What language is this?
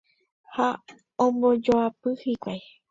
Guarani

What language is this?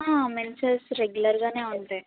Telugu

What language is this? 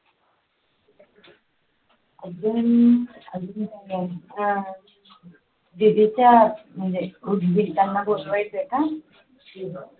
Marathi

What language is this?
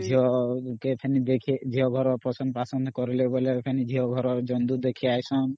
Odia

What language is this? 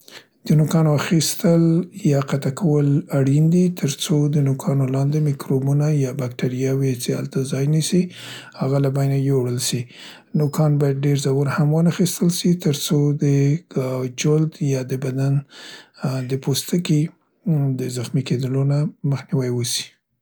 Central Pashto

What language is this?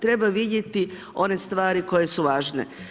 Croatian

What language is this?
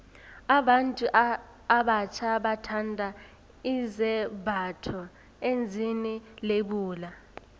South Ndebele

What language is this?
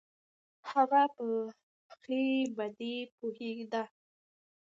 Pashto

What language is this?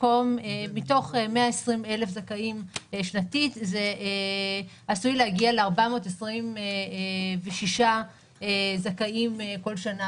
Hebrew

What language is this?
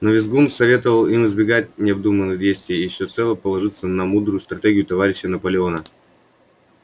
Russian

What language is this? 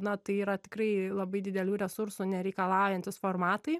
Lithuanian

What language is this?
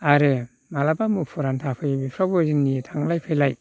Bodo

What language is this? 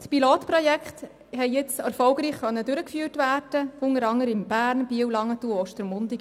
Swiss German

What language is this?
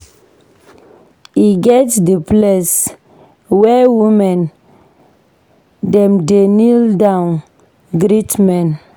Nigerian Pidgin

